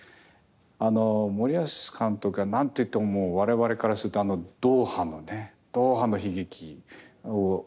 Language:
Japanese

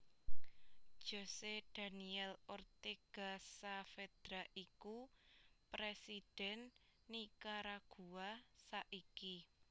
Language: Javanese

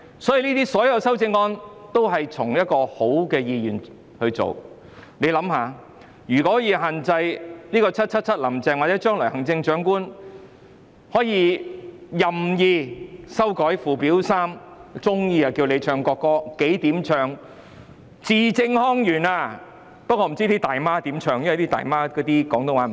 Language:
Cantonese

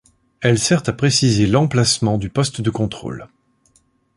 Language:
French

